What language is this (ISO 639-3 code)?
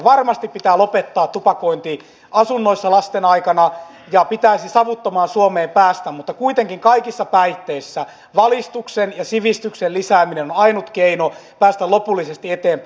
fin